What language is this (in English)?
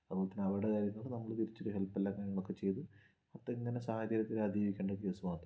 Malayalam